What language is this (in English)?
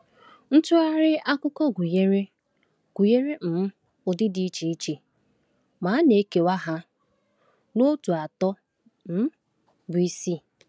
Igbo